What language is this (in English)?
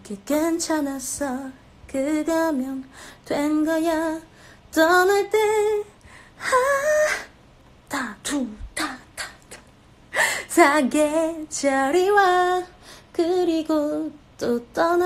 Korean